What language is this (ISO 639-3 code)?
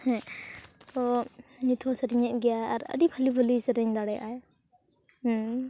sat